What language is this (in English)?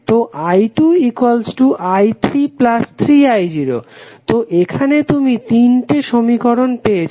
Bangla